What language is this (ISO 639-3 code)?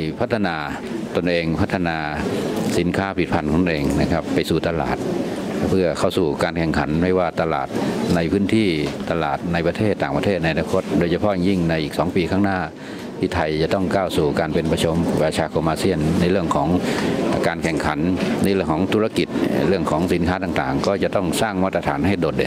tha